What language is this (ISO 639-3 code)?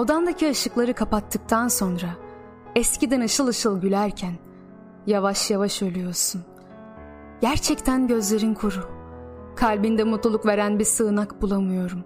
tur